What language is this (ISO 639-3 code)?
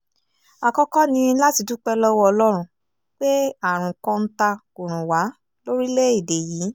yor